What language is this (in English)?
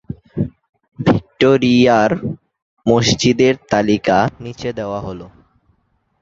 Bangla